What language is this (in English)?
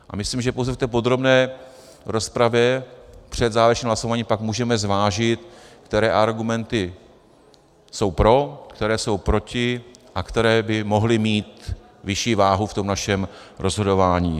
Czech